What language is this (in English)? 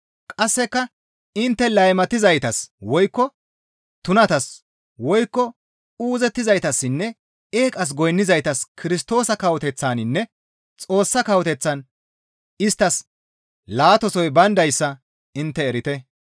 Gamo